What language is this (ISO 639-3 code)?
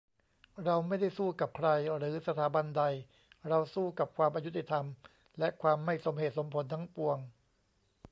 tha